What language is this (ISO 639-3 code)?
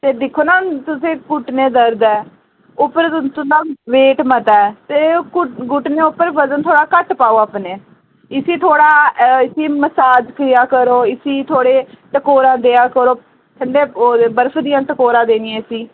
doi